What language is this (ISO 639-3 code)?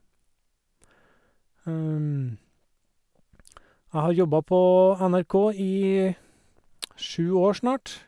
nor